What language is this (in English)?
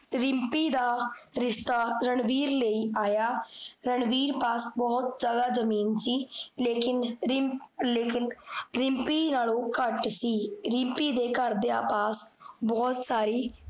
Punjabi